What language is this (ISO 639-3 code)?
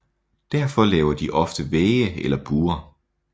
dan